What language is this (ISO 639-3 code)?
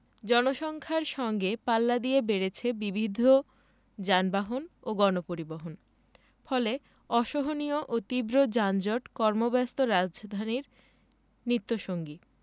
ben